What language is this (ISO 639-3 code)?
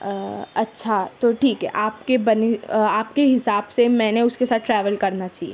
urd